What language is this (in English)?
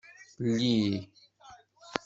Kabyle